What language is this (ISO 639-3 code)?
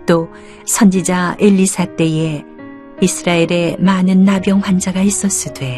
kor